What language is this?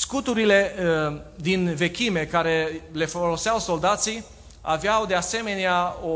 Romanian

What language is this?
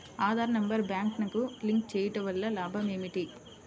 Telugu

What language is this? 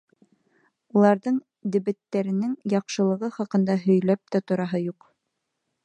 Bashkir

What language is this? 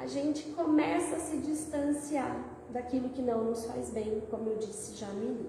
Portuguese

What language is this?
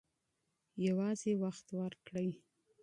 Pashto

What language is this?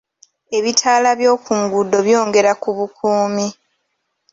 Ganda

